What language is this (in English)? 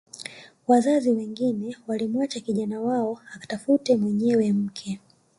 Swahili